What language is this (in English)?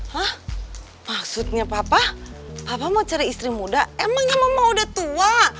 Indonesian